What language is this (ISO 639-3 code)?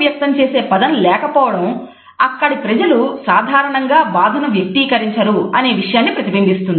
tel